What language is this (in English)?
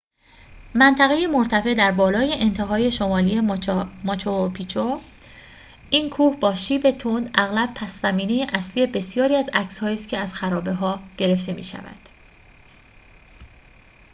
Persian